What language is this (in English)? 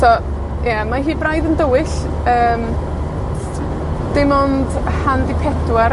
Welsh